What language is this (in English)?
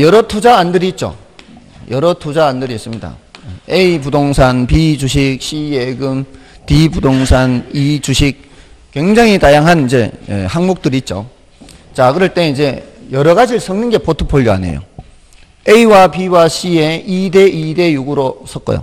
Korean